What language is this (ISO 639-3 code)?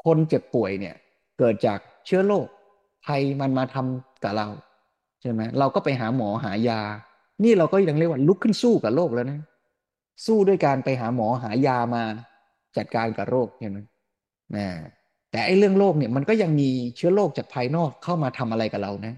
tha